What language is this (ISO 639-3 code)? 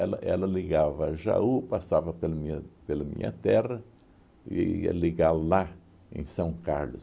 por